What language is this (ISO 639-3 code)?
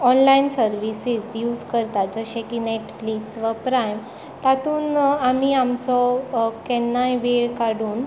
kok